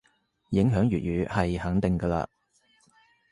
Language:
Cantonese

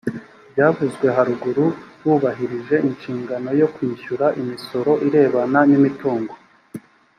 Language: Kinyarwanda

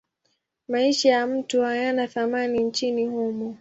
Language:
Swahili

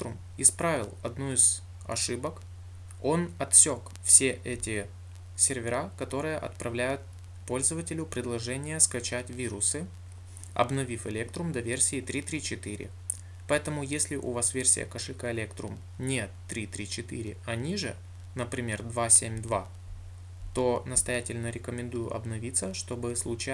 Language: Russian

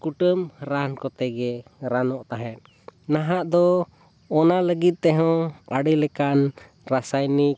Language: Santali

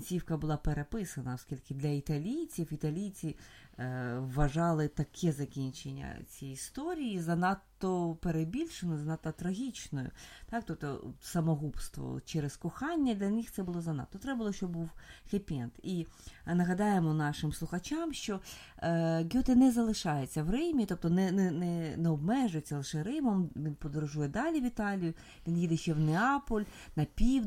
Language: Ukrainian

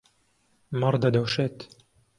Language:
Central Kurdish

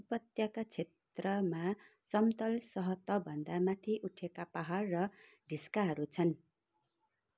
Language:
Nepali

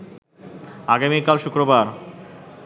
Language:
Bangla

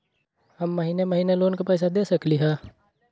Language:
Magahi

